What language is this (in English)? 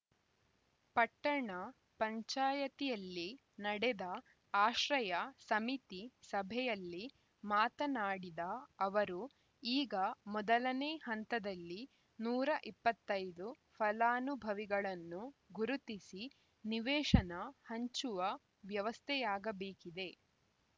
Kannada